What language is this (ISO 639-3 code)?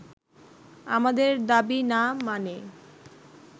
ben